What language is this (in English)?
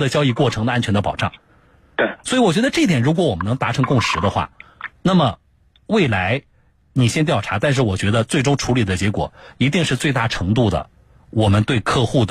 Chinese